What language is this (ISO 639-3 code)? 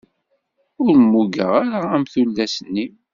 kab